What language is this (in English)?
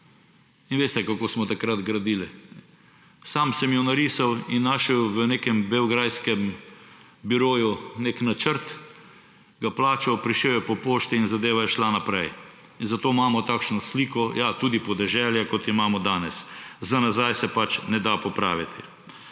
Slovenian